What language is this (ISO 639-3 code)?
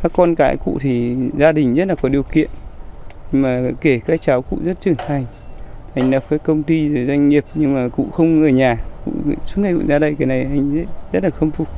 vie